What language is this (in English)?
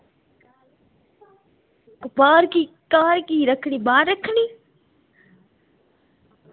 Dogri